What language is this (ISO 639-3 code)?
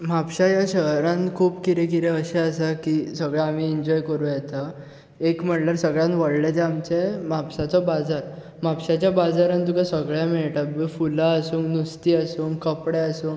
kok